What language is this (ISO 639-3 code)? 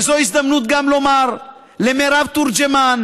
heb